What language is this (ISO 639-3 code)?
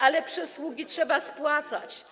pol